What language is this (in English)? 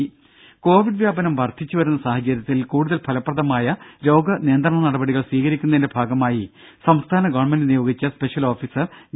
Malayalam